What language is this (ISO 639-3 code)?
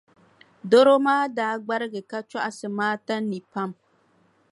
dag